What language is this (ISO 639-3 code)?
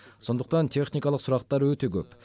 kaz